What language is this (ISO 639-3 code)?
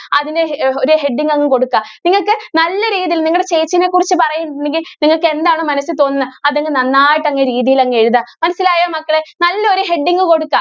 mal